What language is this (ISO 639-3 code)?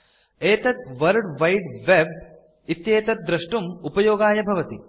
san